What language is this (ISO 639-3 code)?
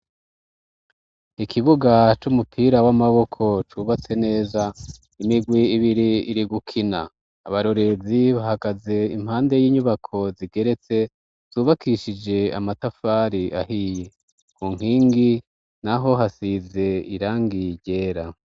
run